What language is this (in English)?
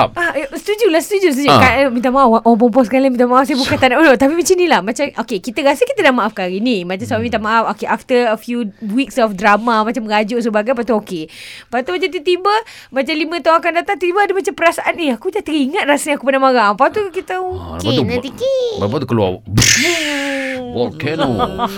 Malay